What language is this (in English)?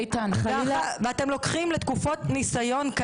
Hebrew